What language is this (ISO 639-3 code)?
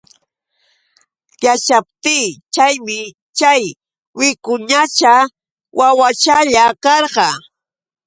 qux